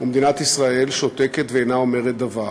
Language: Hebrew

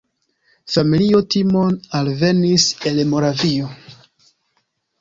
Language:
Esperanto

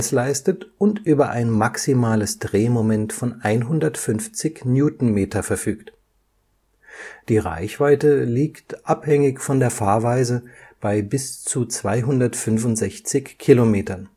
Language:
German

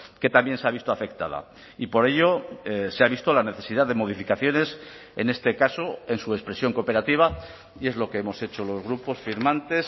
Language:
Spanish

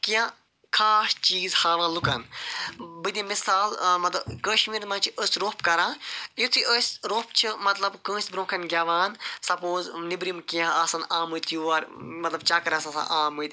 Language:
Kashmiri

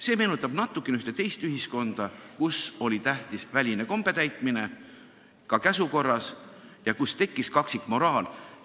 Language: Estonian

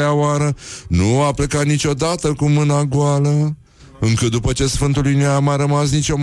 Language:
Romanian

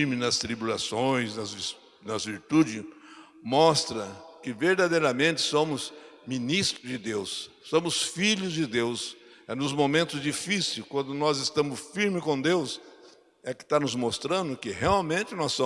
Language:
Portuguese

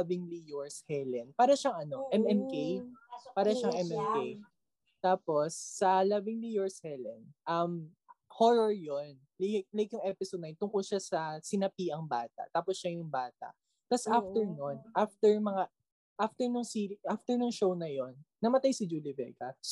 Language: Filipino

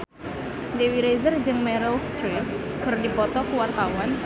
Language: Sundanese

